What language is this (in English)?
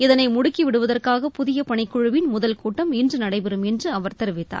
Tamil